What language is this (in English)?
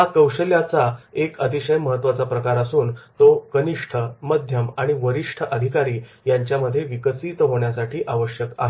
Marathi